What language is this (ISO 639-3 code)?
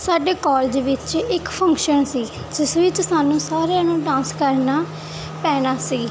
pan